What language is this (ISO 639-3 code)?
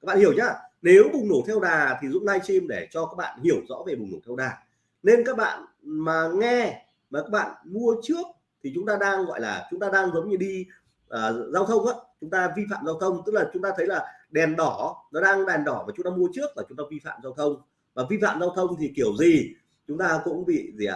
vie